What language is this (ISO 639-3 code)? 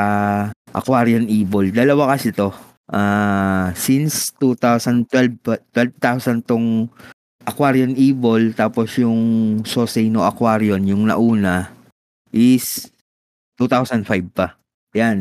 fil